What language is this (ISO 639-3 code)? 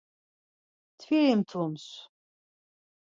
lzz